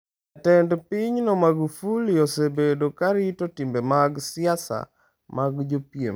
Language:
Luo (Kenya and Tanzania)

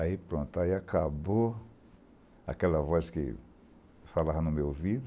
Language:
Portuguese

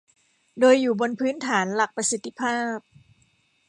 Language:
Thai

